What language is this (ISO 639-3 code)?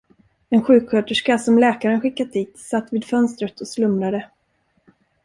swe